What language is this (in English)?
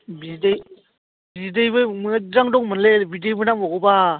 Bodo